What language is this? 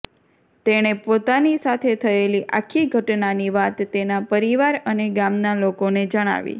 Gujarati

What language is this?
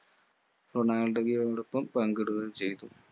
Malayalam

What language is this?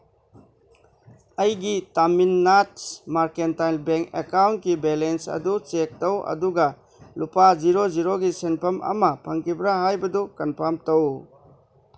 Manipuri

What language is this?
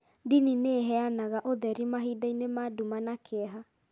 Kikuyu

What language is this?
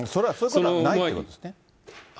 Japanese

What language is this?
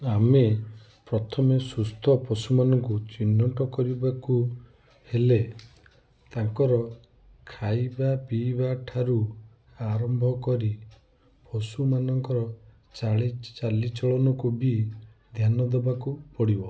Odia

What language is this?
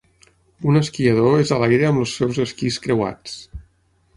Catalan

